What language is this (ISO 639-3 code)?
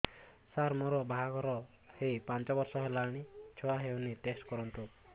ori